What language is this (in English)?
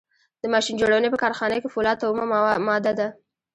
Pashto